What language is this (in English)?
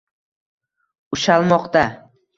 Uzbek